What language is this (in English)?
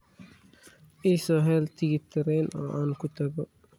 Somali